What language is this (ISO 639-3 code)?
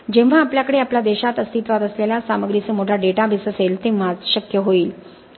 mar